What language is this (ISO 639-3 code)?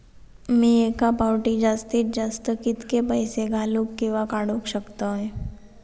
mar